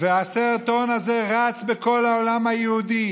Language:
Hebrew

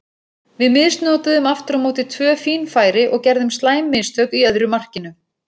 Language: Icelandic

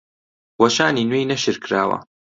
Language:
Central Kurdish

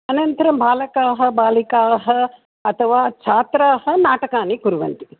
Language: Sanskrit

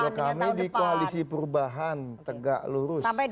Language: Indonesian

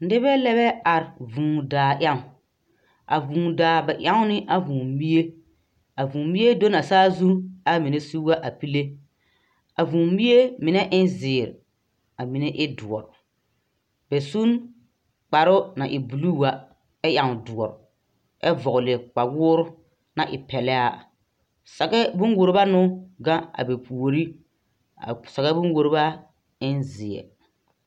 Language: Southern Dagaare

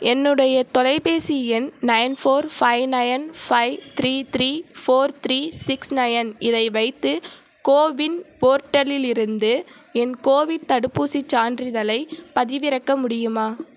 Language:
Tamil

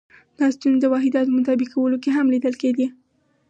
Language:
Pashto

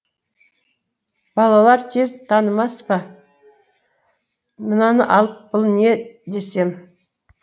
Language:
Kazakh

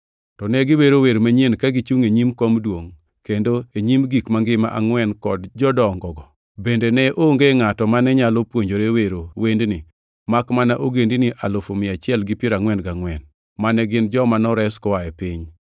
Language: Luo (Kenya and Tanzania)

